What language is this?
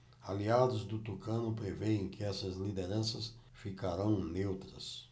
Portuguese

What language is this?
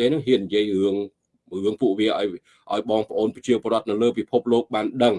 Vietnamese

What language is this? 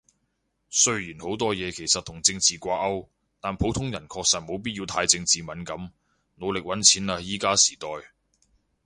Cantonese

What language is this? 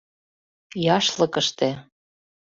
Mari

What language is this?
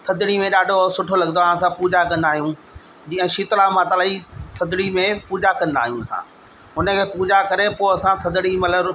Sindhi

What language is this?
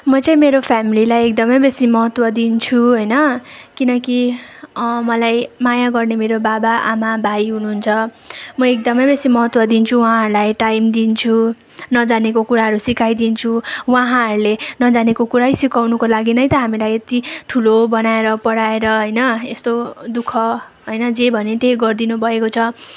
Nepali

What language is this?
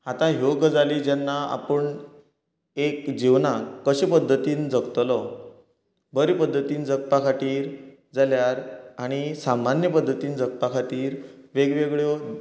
Konkani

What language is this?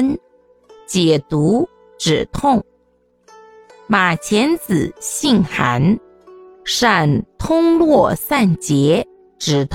Chinese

